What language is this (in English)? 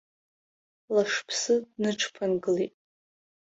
Abkhazian